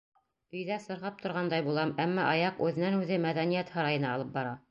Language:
Bashkir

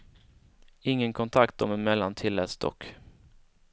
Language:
Swedish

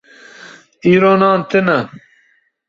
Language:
Kurdish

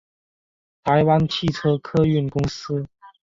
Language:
Chinese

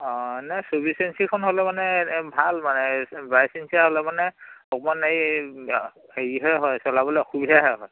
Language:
Assamese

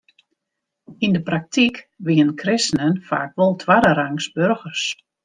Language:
Western Frisian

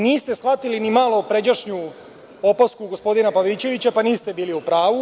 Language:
Serbian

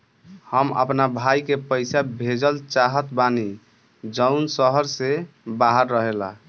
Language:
Bhojpuri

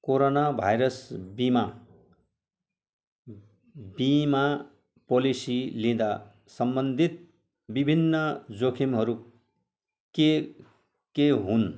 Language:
Nepali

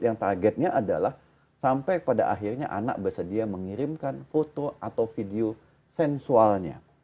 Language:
Indonesian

